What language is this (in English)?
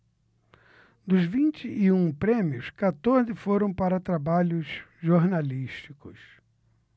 Portuguese